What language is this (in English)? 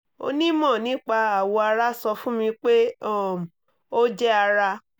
Yoruba